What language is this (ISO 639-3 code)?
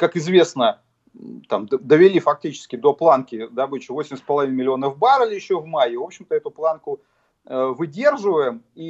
rus